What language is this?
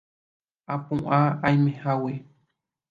Guarani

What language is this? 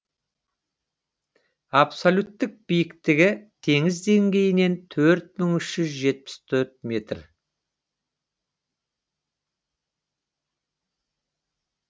Kazakh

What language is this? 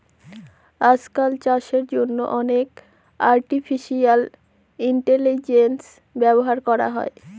Bangla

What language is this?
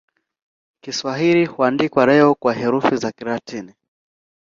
Swahili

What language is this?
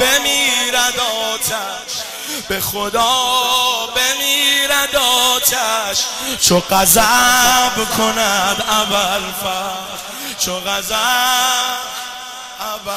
Persian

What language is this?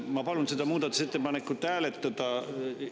Estonian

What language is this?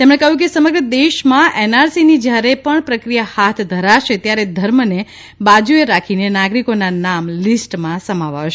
Gujarati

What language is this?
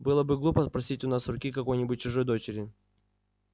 Russian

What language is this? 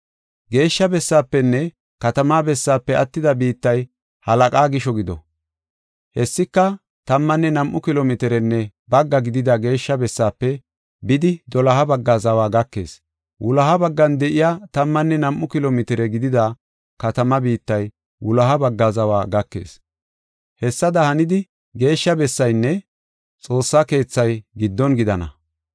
Gofa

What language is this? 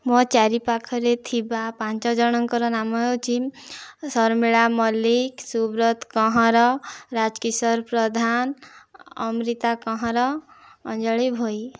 Odia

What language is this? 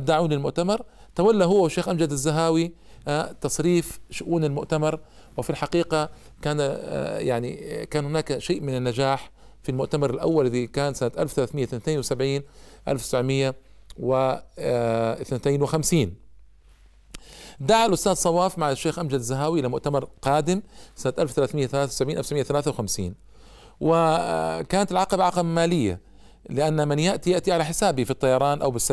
Arabic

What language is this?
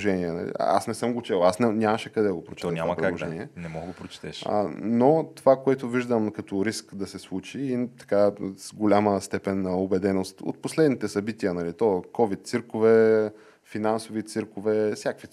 Bulgarian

